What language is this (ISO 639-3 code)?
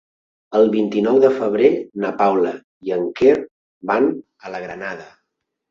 cat